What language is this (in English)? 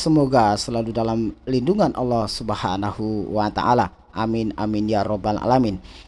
Indonesian